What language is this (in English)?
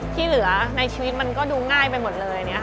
Thai